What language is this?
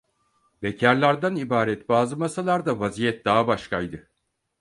Turkish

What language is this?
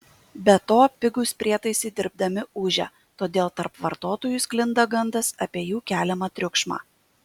Lithuanian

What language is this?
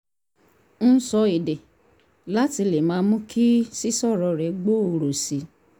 Yoruba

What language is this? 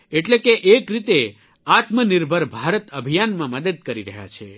Gujarati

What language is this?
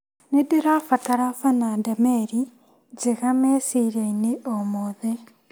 Kikuyu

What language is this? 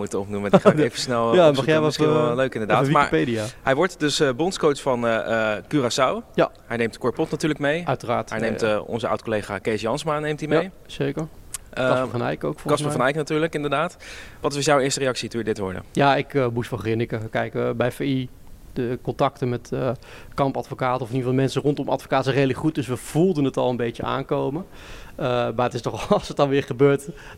Dutch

